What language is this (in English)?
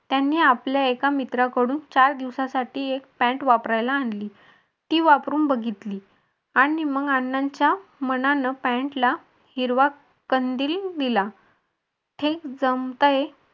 Marathi